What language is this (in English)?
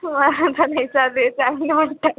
Marathi